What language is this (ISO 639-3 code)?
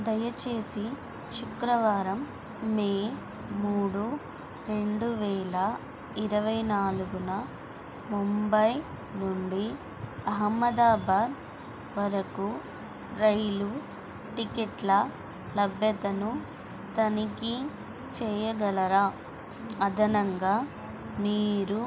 tel